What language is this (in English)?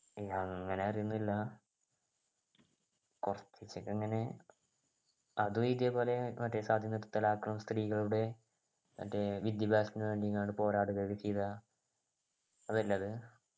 Malayalam